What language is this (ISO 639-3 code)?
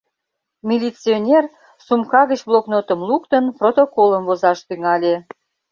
chm